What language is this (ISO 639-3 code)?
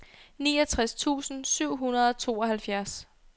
dan